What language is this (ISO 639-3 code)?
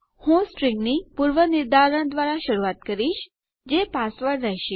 guj